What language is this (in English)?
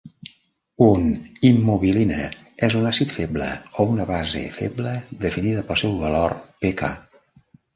Catalan